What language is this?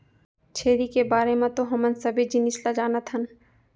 Chhattisgarhi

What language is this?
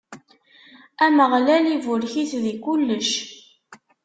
Kabyle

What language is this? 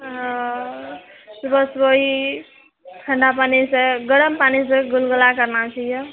Maithili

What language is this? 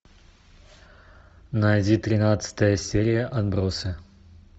Russian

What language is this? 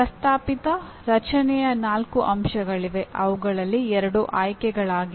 Kannada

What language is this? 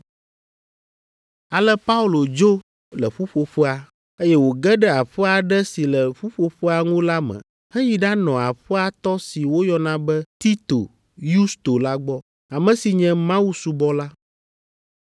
Ewe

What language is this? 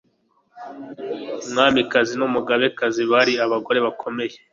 Kinyarwanda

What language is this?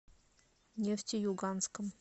Russian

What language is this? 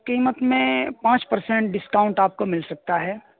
Urdu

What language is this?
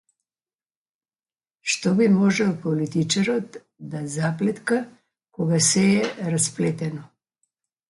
Macedonian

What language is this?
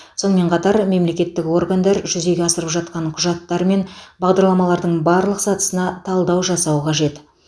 Kazakh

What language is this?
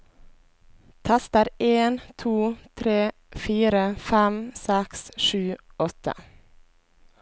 Norwegian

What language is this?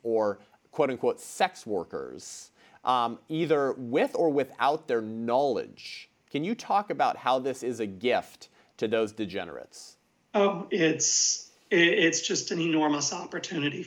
English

